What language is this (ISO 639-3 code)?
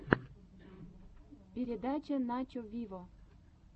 rus